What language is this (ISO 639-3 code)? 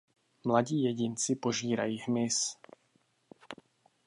ces